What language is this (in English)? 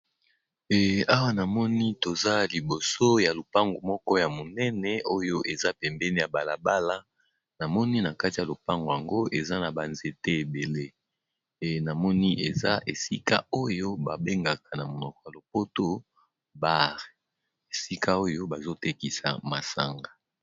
Lingala